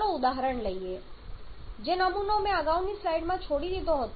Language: Gujarati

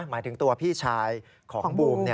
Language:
Thai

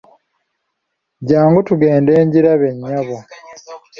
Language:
Ganda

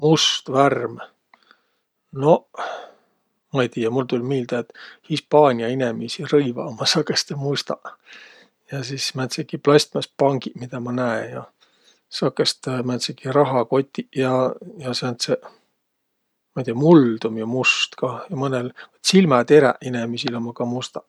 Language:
Võro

